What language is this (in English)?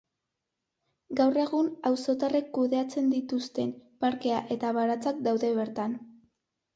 Basque